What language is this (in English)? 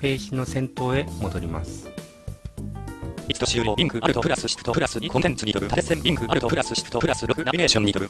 Japanese